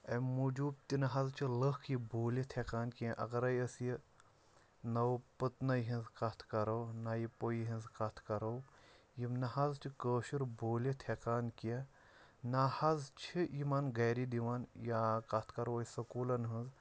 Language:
Kashmiri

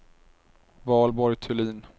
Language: Swedish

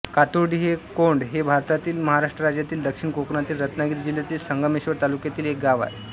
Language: Marathi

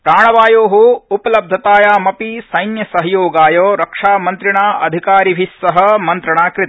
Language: Sanskrit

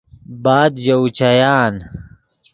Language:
Yidgha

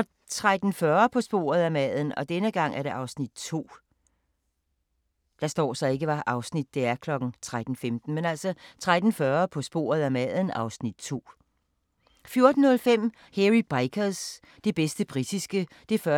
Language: Danish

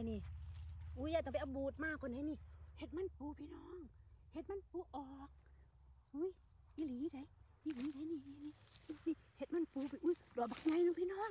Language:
Thai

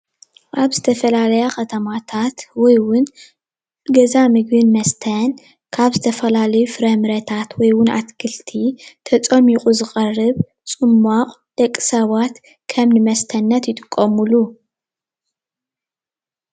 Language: Tigrinya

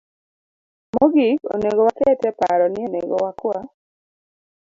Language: Luo (Kenya and Tanzania)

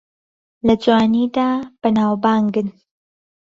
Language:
Central Kurdish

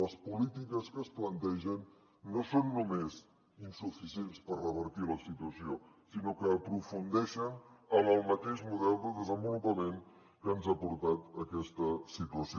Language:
Catalan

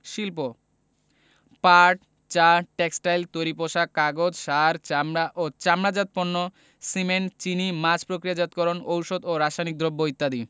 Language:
Bangla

